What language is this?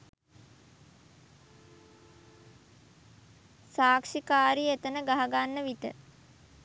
Sinhala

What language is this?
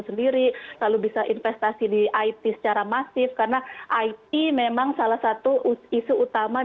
Indonesian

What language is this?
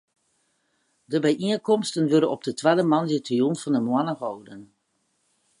Western Frisian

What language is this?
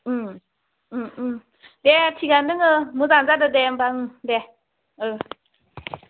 Bodo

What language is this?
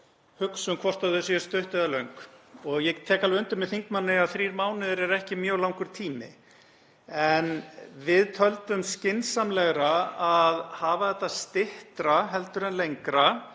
Icelandic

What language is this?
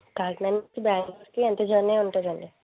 Telugu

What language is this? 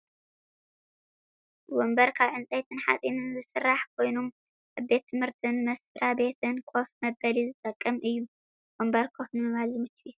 Tigrinya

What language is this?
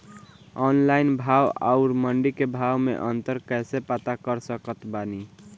Bhojpuri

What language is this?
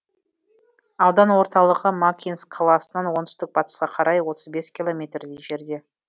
Kazakh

